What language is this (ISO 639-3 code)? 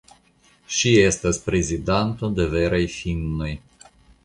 epo